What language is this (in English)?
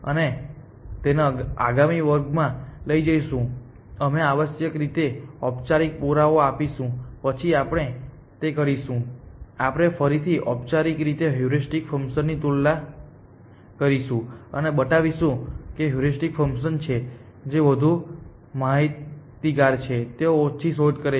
Gujarati